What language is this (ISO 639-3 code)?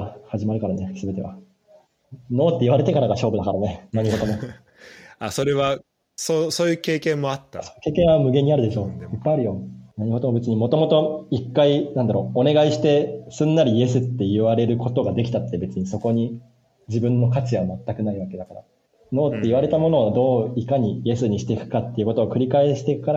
jpn